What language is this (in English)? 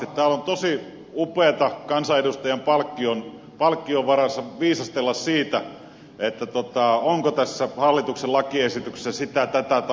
Finnish